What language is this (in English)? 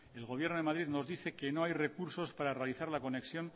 Spanish